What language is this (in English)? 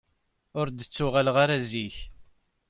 Kabyle